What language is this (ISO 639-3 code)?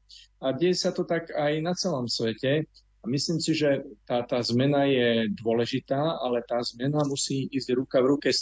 slk